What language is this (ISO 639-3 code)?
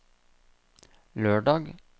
nor